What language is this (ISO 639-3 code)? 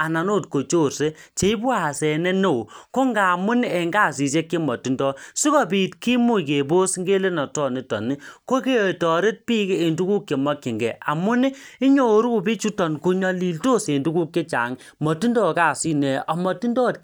kln